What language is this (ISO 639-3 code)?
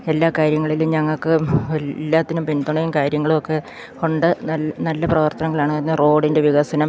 mal